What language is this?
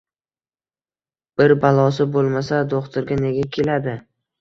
Uzbek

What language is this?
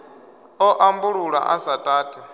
Venda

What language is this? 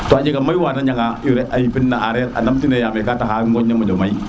Serer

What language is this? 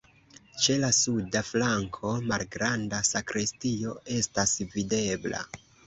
Esperanto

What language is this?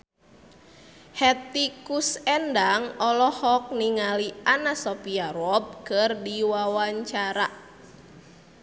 Sundanese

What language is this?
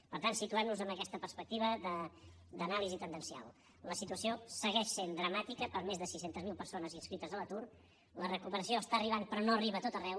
Catalan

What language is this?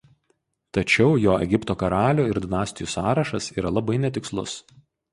Lithuanian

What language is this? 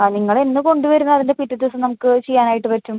Malayalam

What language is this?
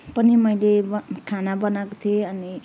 Nepali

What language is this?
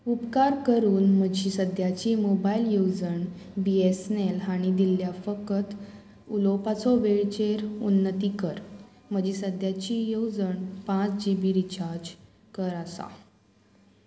Konkani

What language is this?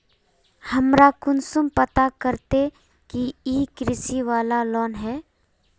Magahi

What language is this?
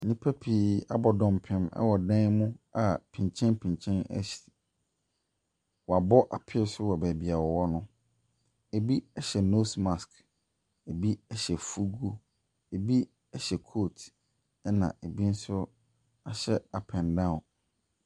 Akan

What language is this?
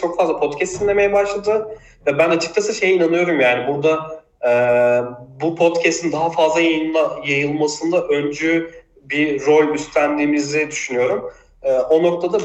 Turkish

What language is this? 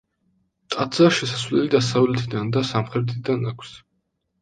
Georgian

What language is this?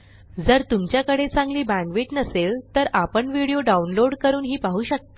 Marathi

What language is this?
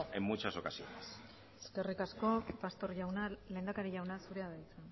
Basque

